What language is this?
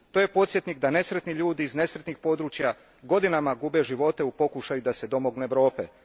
Croatian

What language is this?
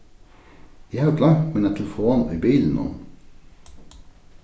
Faroese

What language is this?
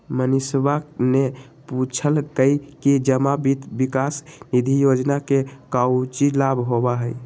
Magahi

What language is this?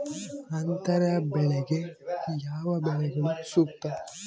Kannada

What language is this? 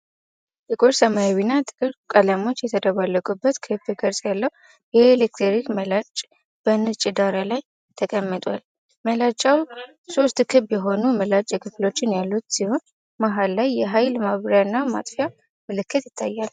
Amharic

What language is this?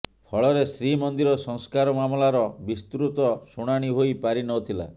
Odia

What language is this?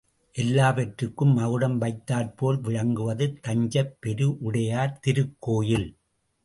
Tamil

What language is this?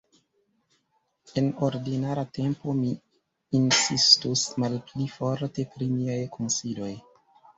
Esperanto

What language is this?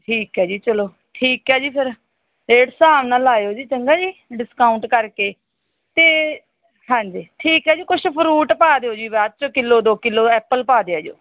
Punjabi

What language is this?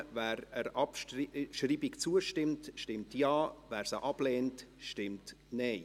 Swiss German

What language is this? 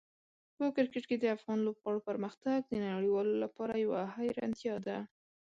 Pashto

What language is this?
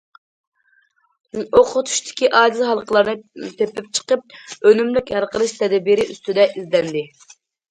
Uyghur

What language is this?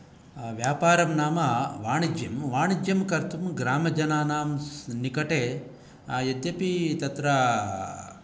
Sanskrit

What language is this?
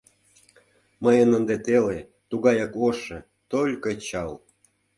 Mari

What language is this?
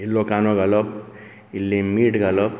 Konkani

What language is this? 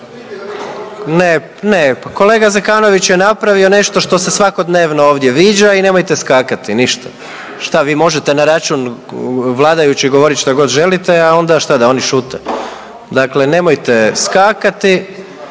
Croatian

